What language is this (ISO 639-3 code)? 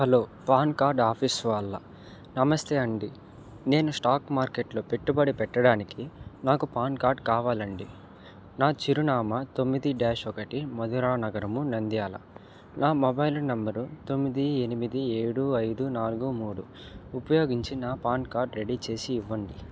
tel